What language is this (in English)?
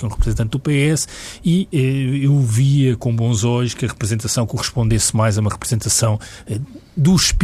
Portuguese